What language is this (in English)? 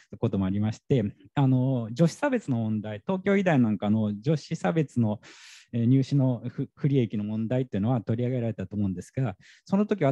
Japanese